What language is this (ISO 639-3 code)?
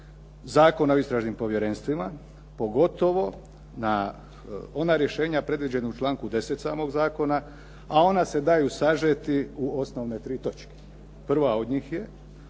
hrv